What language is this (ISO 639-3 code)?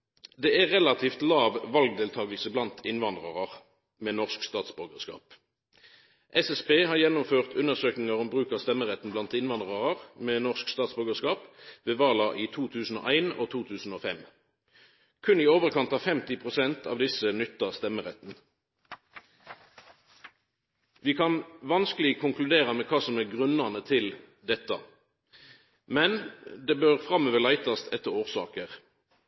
nno